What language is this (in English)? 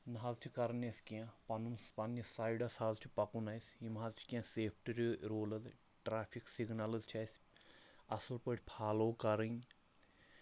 Kashmiri